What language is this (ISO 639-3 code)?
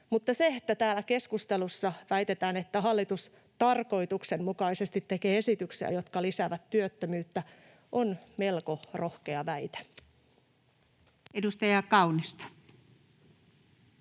fin